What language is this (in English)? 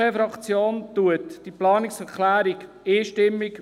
Swiss German